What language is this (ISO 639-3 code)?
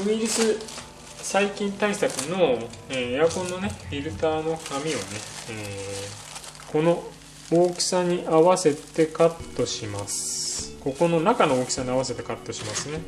jpn